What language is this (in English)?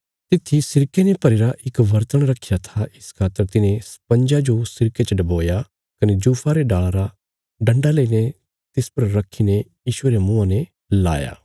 Bilaspuri